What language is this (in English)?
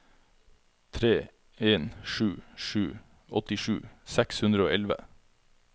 Norwegian